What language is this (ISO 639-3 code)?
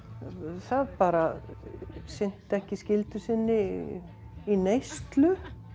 isl